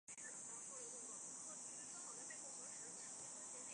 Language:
Chinese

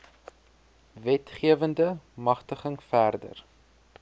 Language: Afrikaans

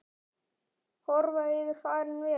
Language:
Icelandic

